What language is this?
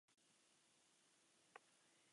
Basque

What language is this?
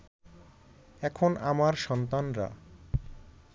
Bangla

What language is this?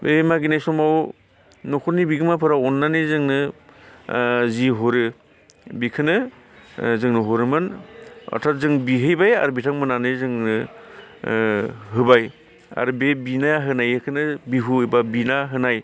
Bodo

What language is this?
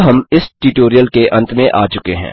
Hindi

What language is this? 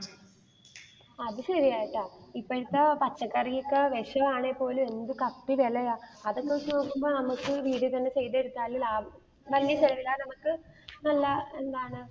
Malayalam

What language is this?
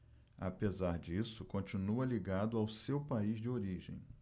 Portuguese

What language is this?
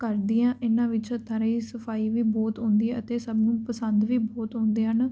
Punjabi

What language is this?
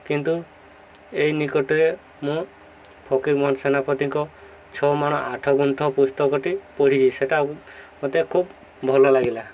Odia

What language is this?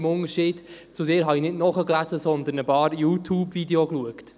Swiss German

